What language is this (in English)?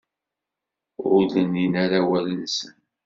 Kabyle